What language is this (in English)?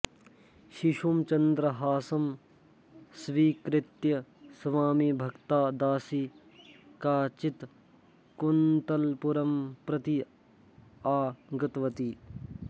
Sanskrit